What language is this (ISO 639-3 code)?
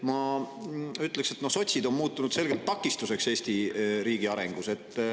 est